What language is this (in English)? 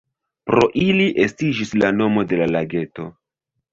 Esperanto